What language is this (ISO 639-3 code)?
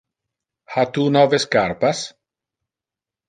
ina